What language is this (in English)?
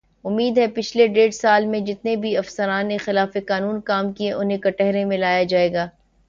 Urdu